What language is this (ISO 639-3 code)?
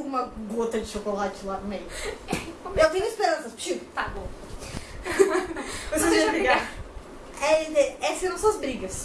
por